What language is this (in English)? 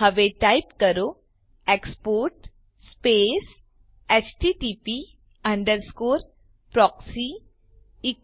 Gujarati